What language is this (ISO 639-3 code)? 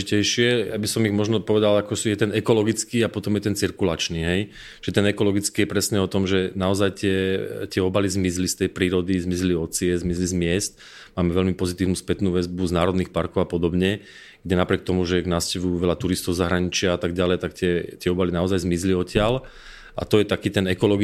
ces